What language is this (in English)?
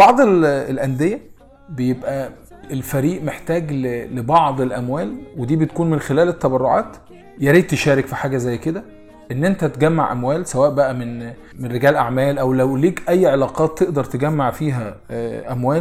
Arabic